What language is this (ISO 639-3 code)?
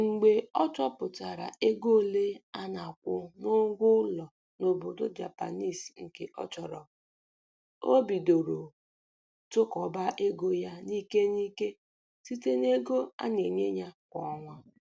ibo